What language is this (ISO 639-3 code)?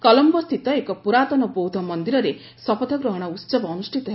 ori